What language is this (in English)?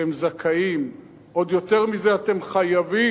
Hebrew